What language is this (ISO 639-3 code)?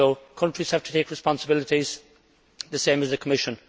eng